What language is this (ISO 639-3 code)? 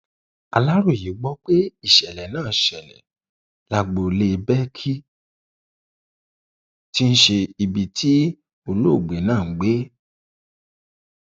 yor